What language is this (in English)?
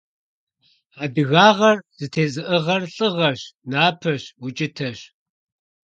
Kabardian